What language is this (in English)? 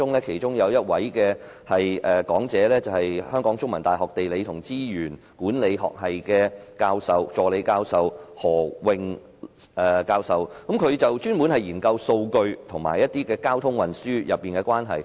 Cantonese